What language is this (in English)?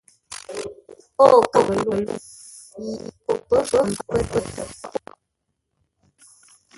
Ngombale